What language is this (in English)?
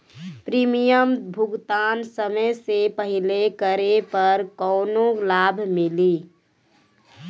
Bhojpuri